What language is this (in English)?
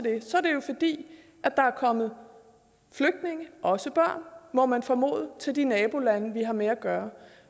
Danish